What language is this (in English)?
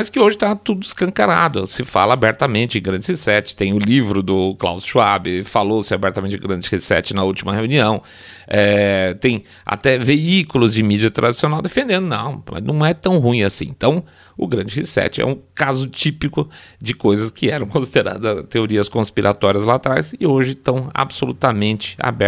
Portuguese